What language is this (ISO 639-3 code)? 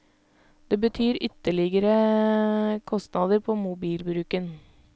nor